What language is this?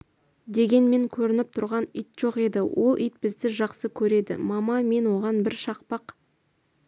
Kazakh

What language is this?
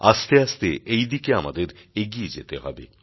Bangla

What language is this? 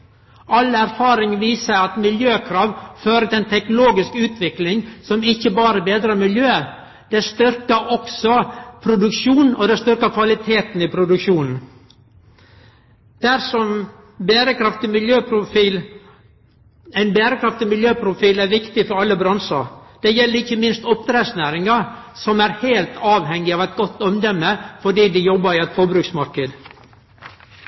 Norwegian Nynorsk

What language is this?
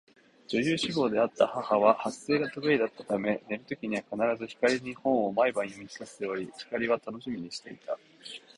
Japanese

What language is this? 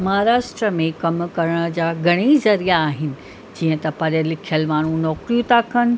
Sindhi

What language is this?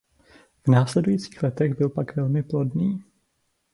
Czech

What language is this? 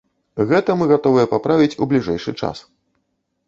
Belarusian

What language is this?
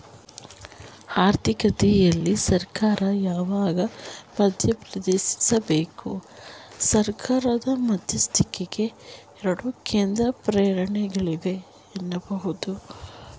Kannada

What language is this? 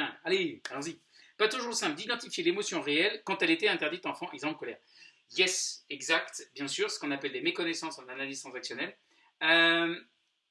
French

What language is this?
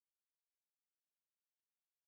Spanish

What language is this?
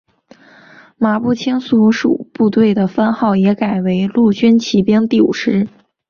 Chinese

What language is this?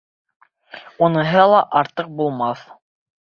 Bashkir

